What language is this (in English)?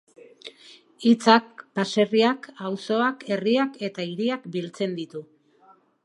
Basque